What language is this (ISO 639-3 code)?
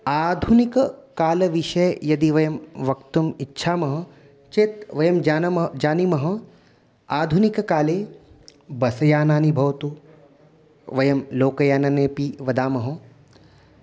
san